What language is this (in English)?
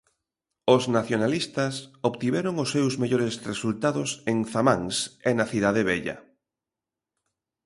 Galician